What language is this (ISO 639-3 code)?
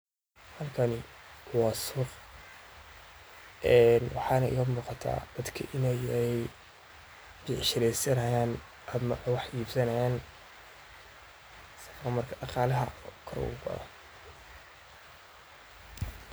som